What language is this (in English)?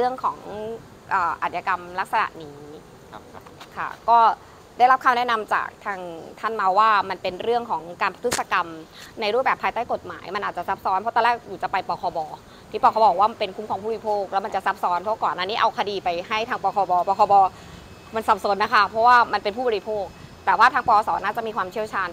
Thai